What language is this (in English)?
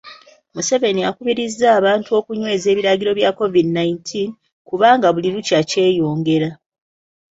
Ganda